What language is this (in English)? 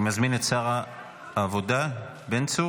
Hebrew